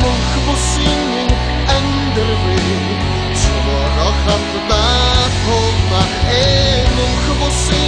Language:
Turkish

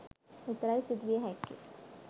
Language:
Sinhala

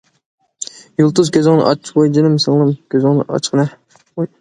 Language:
Uyghur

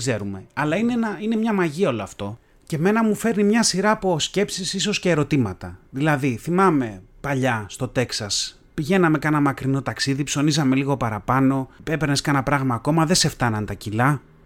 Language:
Greek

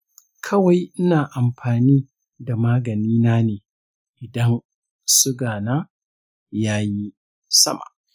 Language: Hausa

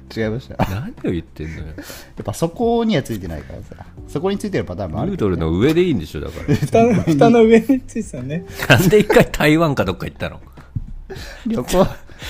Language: Japanese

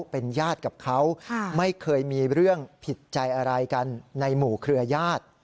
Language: Thai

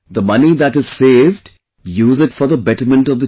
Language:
English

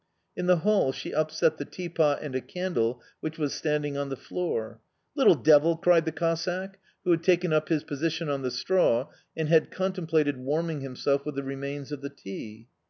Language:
English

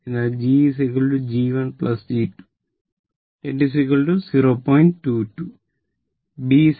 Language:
Malayalam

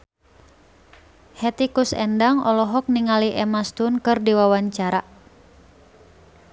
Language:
Sundanese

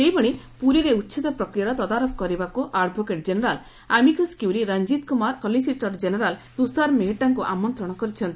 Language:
Odia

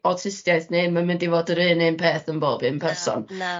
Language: Welsh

